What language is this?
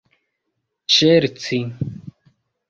Esperanto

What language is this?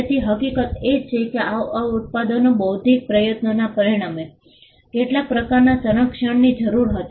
Gujarati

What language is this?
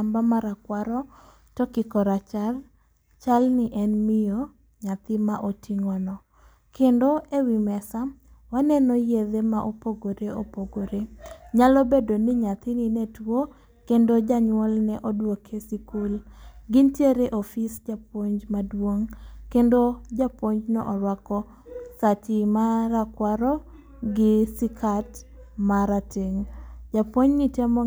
Luo (Kenya and Tanzania)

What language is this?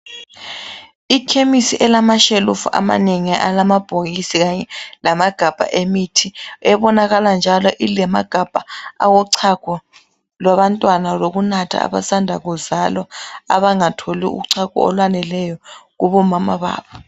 North Ndebele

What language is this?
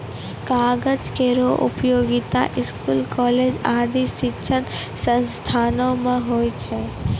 Maithili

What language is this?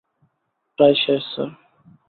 Bangla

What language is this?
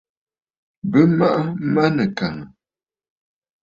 Bafut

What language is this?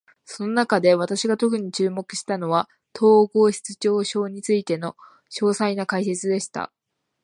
Japanese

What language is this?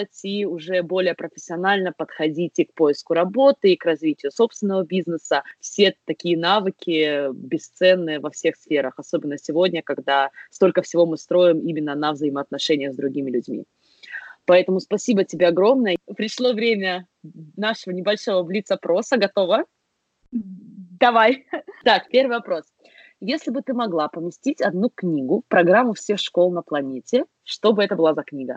Russian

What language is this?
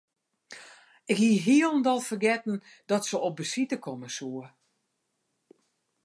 Western Frisian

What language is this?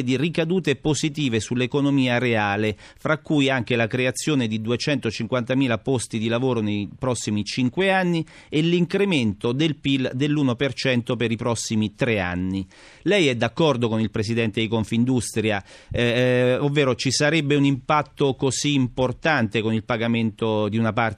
Italian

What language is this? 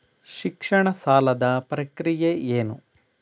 Kannada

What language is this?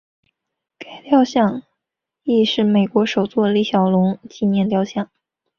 Chinese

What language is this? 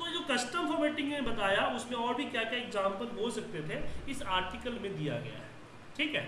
Hindi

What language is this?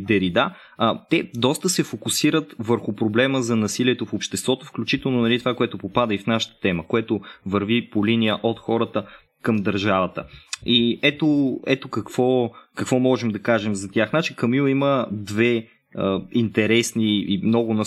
Bulgarian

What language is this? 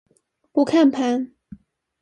Chinese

